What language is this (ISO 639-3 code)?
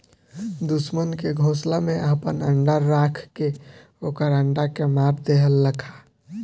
bho